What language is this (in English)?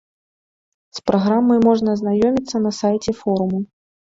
Belarusian